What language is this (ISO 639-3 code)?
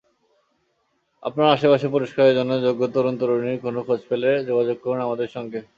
ben